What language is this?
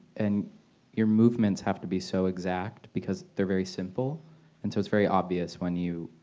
English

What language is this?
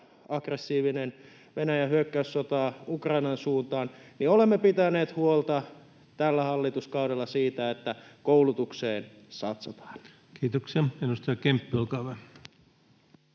Finnish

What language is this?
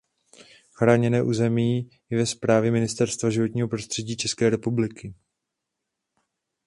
Czech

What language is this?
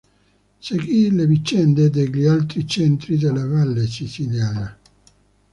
Italian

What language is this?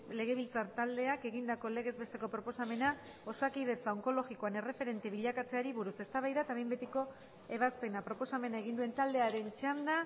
Basque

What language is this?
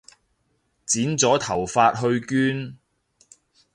Cantonese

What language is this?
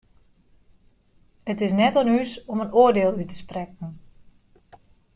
Western Frisian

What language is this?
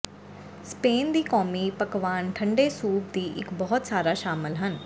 Punjabi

